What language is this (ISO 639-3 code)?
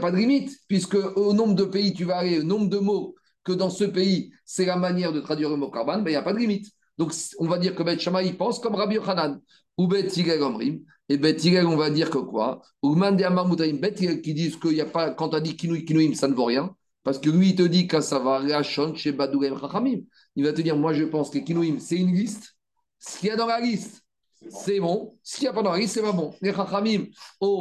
fra